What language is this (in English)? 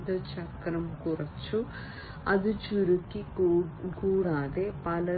Malayalam